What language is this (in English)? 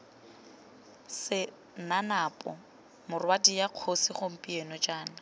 Tswana